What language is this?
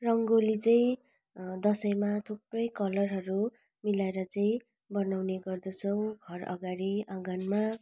Nepali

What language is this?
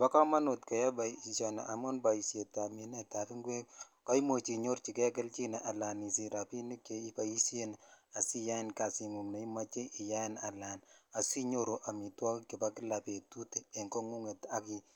Kalenjin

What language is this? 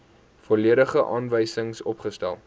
Afrikaans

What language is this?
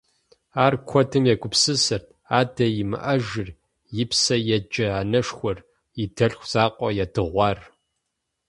Kabardian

